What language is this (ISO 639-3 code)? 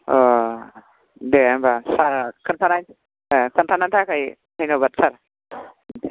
brx